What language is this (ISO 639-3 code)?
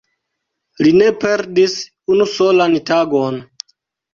epo